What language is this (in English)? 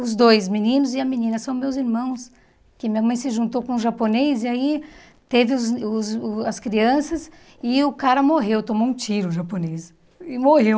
Portuguese